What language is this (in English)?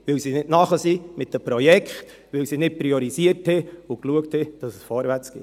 Swiss German